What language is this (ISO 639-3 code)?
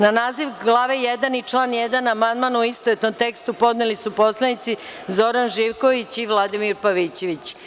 srp